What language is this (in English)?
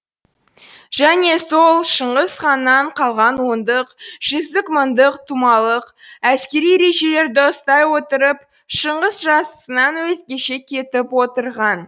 Kazakh